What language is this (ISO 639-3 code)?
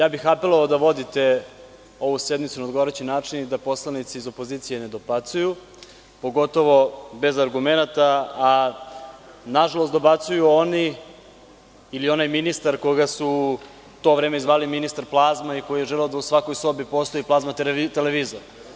srp